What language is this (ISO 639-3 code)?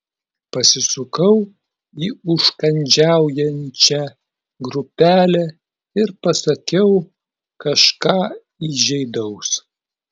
lit